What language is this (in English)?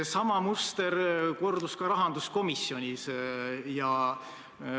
Estonian